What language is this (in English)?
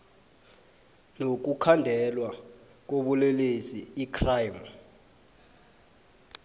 South Ndebele